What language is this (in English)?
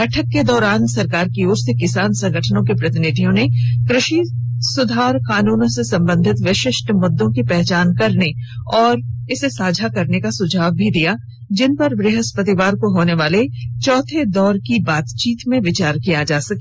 Hindi